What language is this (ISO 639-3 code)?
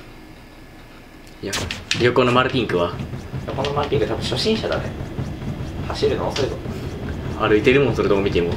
jpn